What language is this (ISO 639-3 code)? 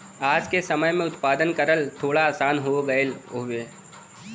bho